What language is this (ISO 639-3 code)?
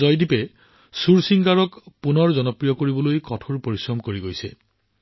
asm